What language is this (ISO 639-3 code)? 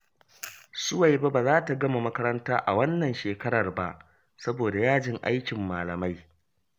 hau